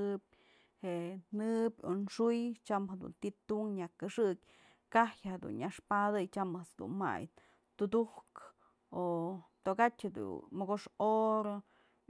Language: Mazatlán Mixe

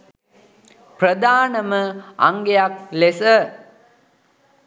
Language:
Sinhala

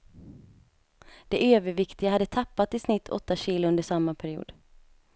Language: Swedish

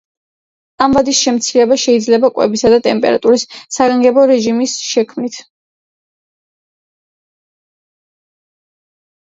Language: Georgian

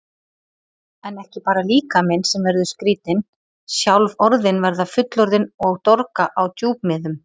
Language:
Icelandic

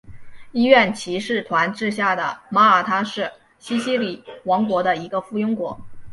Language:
Chinese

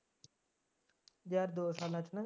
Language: Punjabi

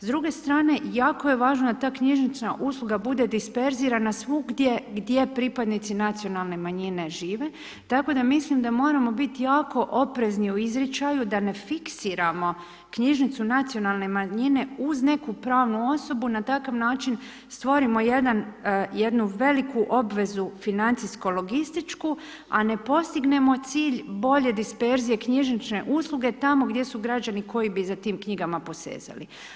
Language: Croatian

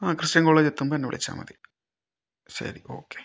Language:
Malayalam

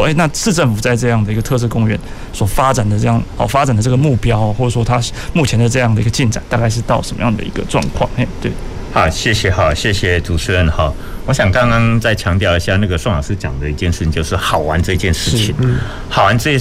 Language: Chinese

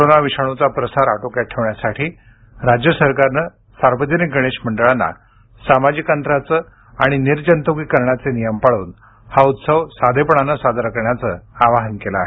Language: Marathi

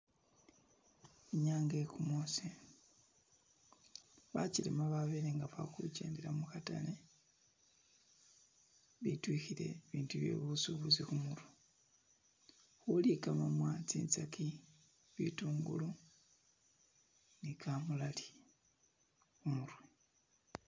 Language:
Masaaba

